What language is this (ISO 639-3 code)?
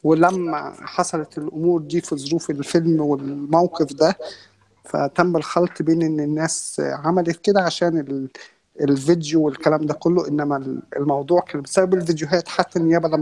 ara